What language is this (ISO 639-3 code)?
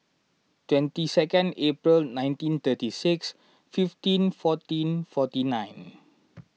eng